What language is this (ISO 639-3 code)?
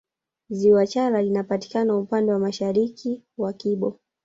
swa